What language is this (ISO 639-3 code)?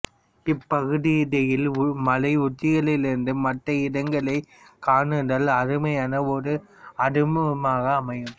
tam